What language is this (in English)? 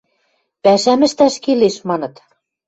Western Mari